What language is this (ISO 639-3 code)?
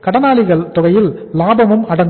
tam